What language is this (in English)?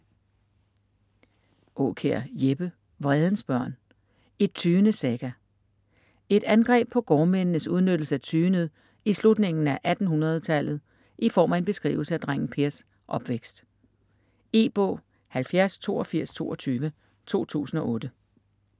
Danish